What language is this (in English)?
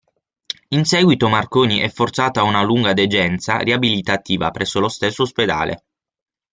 Italian